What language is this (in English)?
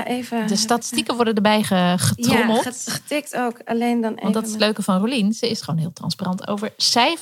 Dutch